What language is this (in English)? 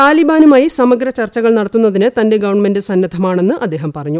Malayalam